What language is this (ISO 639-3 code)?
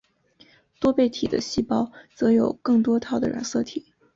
zho